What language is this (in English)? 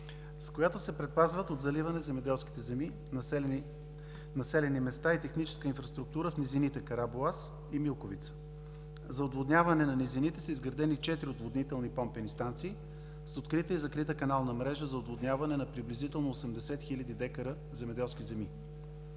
Bulgarian